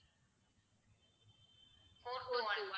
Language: Tamil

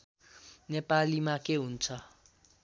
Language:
Nepali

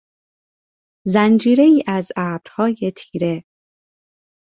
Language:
Persian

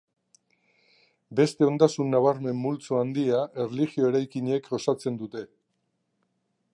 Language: Basque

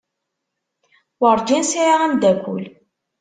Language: Kabyle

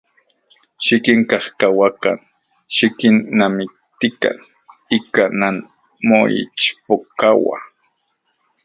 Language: Central Puebla Nahuatl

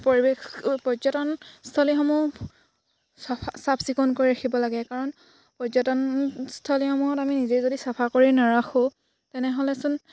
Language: Assamese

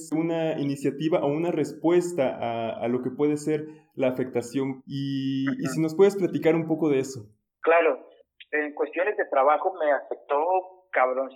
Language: Spanish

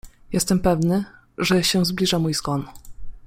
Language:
Polish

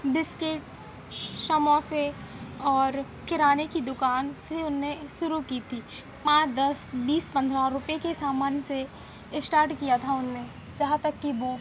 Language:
Hindi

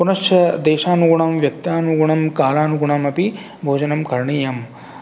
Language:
Sanskrit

